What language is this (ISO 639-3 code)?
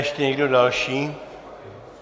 ces